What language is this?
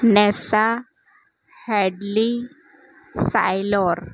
Gujarati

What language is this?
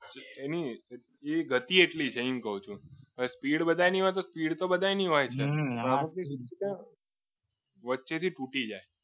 Gujarati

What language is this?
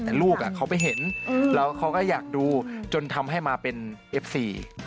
Thai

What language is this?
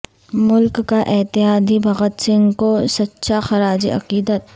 Urdu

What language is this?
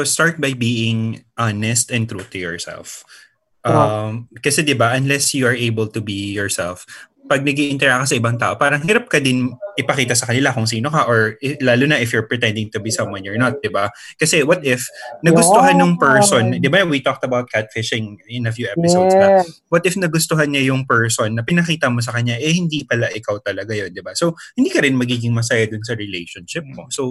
Filipino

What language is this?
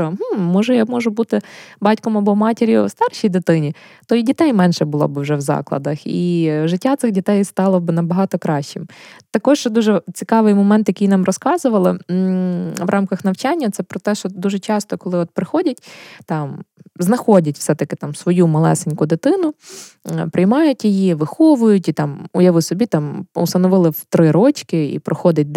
Ukrainian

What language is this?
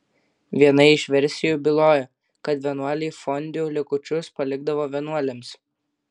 Lithuanian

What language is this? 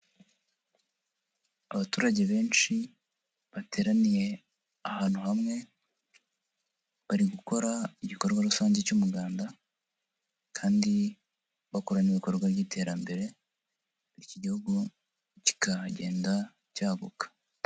Kinyarwanda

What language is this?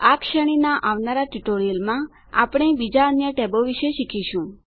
Gujarati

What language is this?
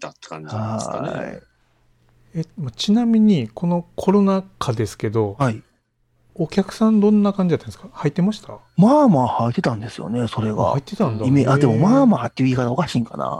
Japanese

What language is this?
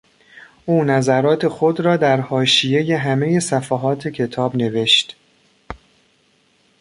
Persian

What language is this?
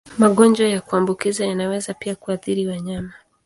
Swahili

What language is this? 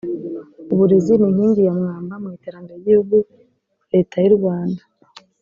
Kinyarwanda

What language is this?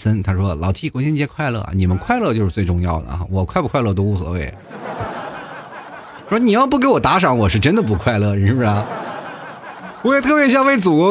Chinese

